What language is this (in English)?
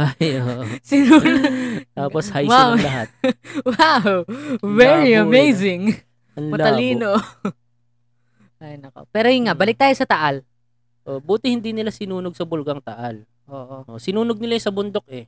Filipino